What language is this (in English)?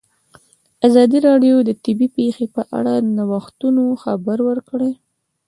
Pashto